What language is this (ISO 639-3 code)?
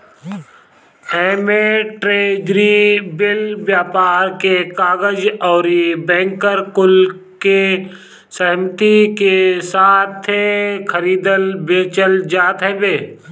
bho